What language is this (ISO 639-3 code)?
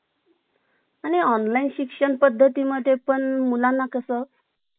mar